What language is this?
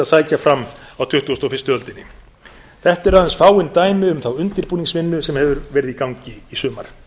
Icelandic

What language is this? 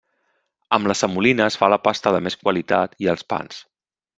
Catalan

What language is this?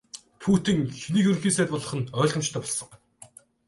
Mongolian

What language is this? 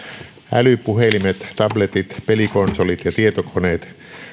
Finnish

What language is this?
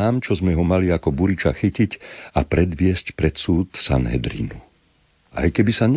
Slovak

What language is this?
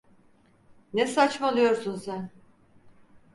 Turkish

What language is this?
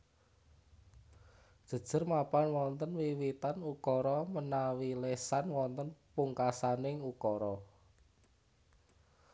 Javanese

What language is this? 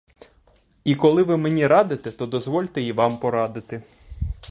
Ukrainian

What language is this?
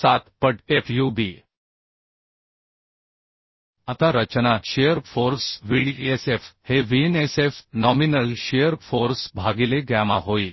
Marathi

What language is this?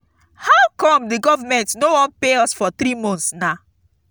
Nigerian Pidgin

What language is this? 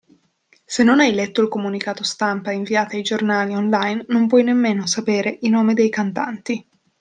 Italian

